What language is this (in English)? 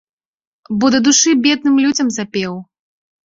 Belarusian